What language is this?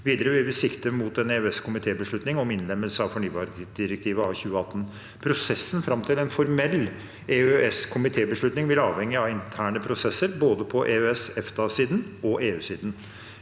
Norwegian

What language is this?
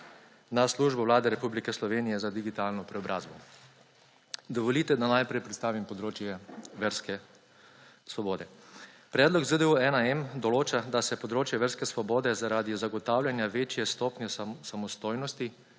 Slovenian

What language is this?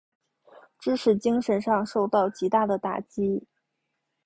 Chinese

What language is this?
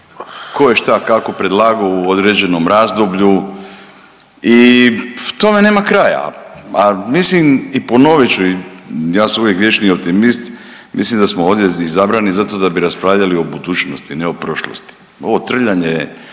Croatian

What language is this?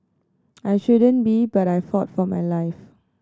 English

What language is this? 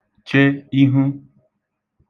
Igbo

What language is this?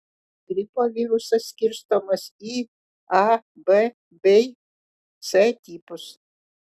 Lithuanian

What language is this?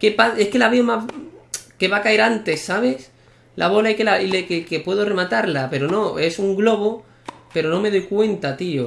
Spanish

